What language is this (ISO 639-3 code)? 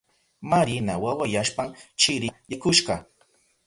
qup